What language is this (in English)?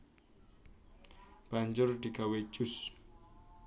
Javanese